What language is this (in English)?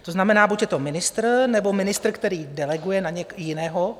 Czech